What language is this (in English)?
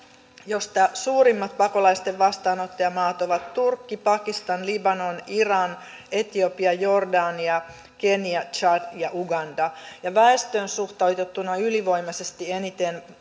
Finnish